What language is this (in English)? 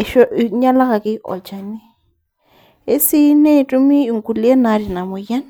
Masai